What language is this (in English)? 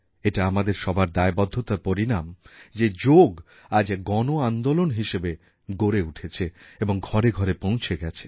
Bangla